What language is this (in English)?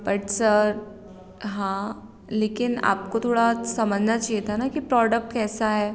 Hindi